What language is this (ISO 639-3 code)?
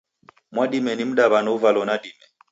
dav